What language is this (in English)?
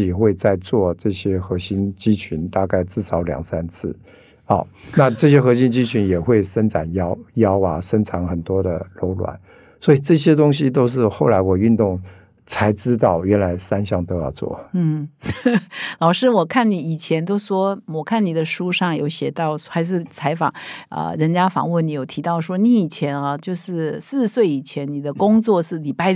Chinese